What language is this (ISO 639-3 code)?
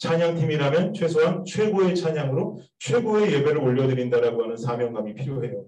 kor